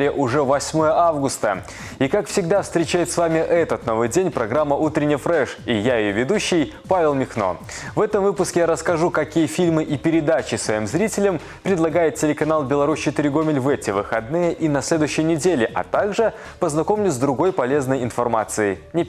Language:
Russian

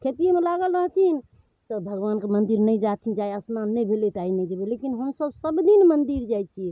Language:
Maithili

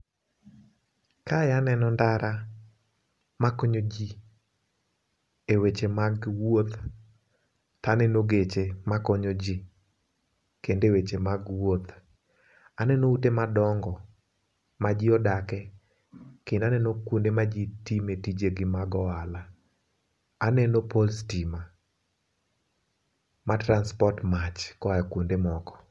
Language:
Luo (Kenya and Tanzania)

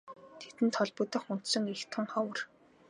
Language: Mongolian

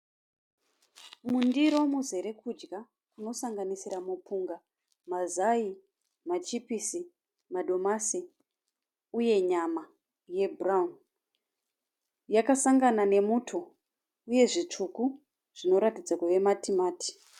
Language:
Shona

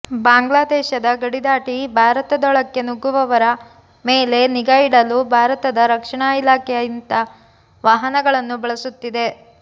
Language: Kannada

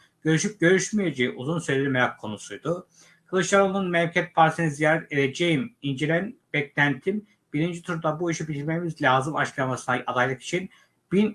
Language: Turkish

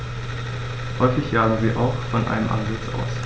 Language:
German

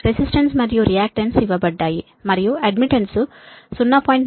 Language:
Telugu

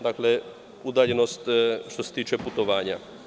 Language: Serbian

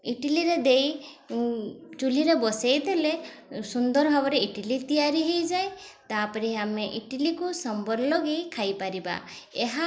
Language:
Odia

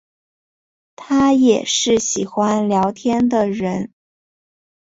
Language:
Chinese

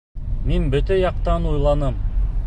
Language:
Bashkir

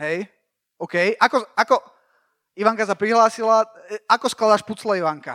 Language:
Slovak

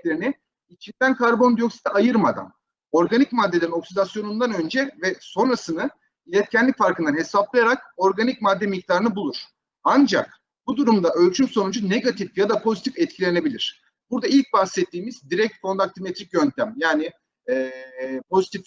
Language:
Turkish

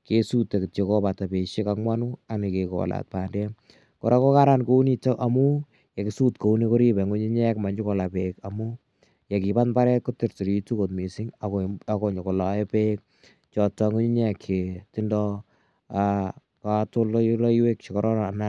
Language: Kalenjin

